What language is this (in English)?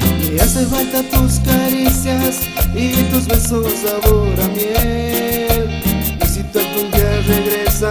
Spanish